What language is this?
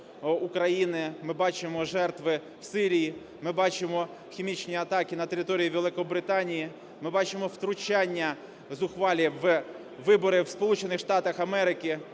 Ukrainian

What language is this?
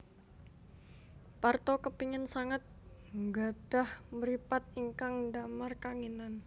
Javanese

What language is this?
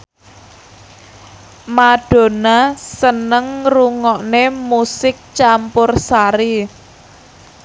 Javanese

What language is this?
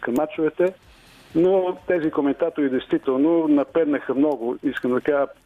Bulgarian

